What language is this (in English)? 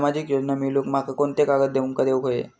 Marathi